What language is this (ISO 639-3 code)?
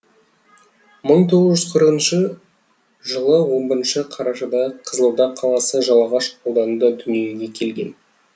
kaz